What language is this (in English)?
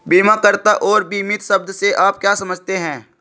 Hindi